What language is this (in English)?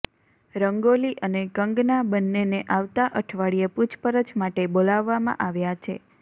Gujarati